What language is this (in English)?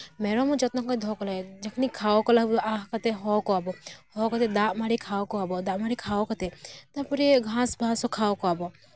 Santali